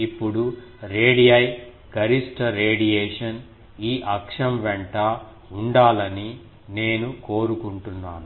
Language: Telugu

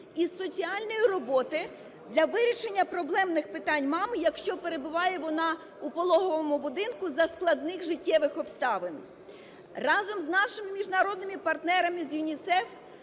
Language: Ukrainian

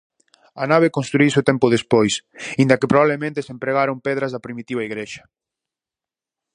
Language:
Galician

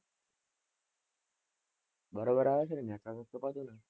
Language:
Gujarati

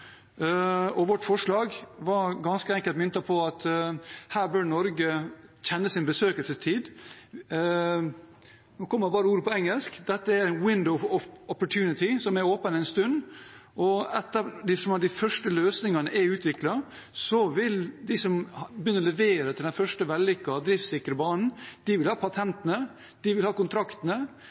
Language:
Norwegian Bokmål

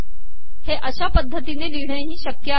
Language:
Marathi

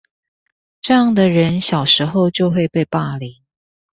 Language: Chinese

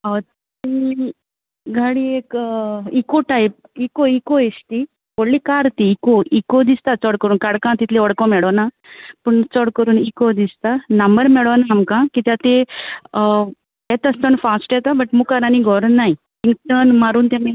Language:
Konkani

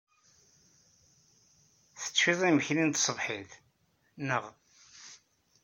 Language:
Kabyle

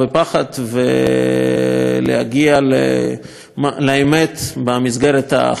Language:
Hebrew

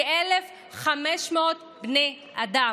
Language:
Hebrew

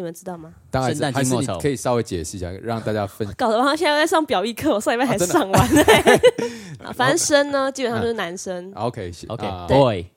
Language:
Chinese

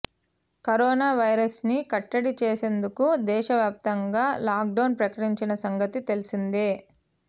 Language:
Telugu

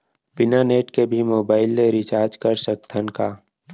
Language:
Chhattisgarhi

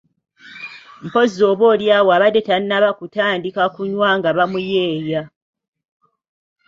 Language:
Ganda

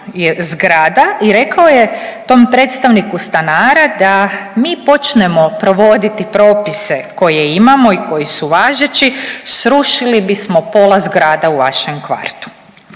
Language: Croatian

